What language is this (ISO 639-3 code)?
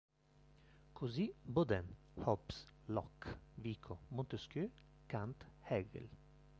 ita